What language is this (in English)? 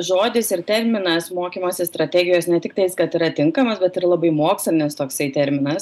Lithuanian